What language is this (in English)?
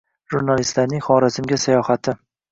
Uzbek